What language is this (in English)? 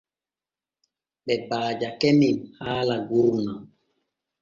Borgu Fulfulde